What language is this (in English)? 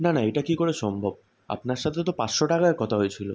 Bangla